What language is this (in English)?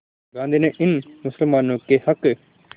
Hindi